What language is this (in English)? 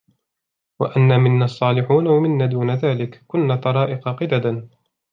Arabic